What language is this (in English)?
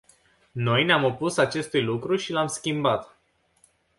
Romanian